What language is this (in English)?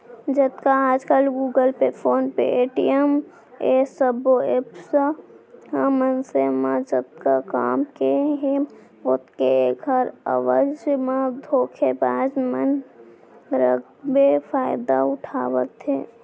Chhattisgarhi